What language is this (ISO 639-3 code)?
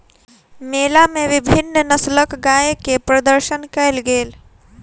mai